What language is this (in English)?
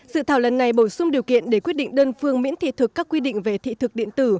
Vietnamese